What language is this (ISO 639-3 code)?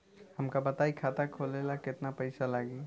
bho